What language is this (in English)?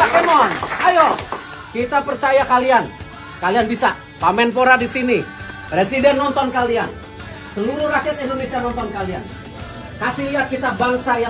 Indonesian